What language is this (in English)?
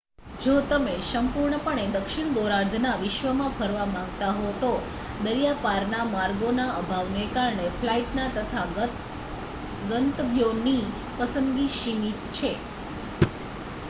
Gujarati